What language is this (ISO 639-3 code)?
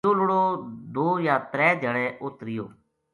gju